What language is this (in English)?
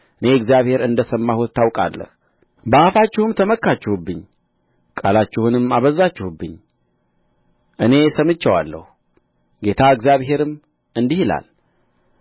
Amharic